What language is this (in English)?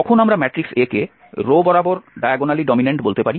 Bangla